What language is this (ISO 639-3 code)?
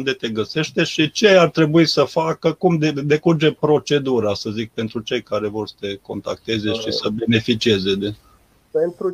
ron